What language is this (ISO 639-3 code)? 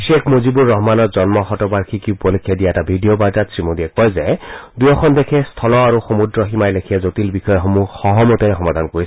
asm